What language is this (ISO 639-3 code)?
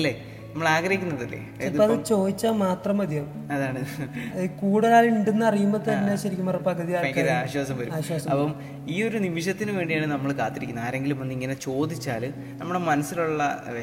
mal